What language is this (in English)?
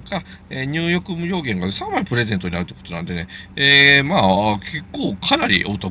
Japanese